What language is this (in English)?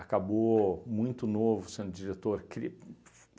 Portuguese